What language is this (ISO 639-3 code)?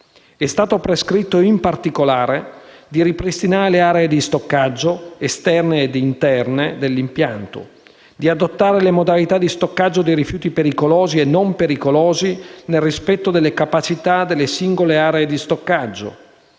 ita